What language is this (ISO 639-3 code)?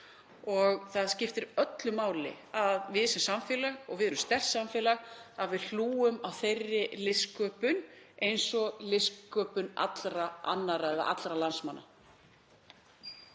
isl